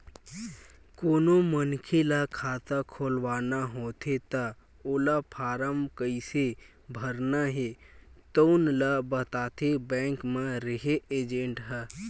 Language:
Chhattisgarhi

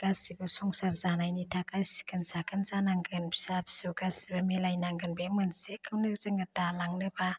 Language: Bodo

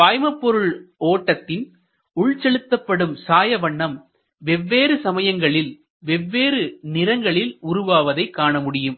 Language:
Tamil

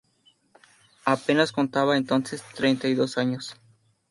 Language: Spanish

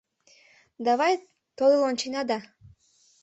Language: Mari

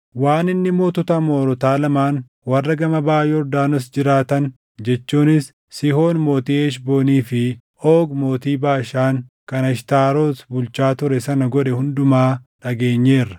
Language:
Oromo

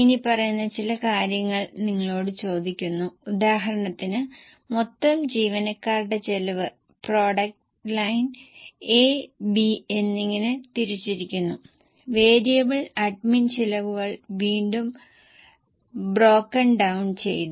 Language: Malayalam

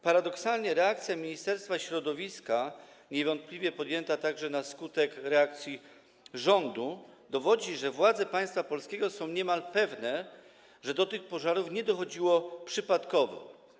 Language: Polish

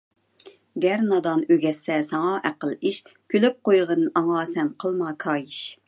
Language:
Uyghur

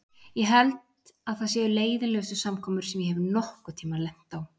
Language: Icelandic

